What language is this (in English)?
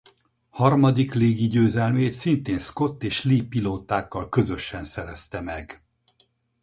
Hungarian